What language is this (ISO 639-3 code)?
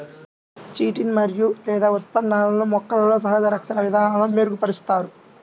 tel